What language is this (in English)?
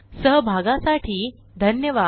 Marathi